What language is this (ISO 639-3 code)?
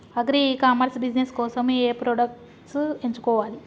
tel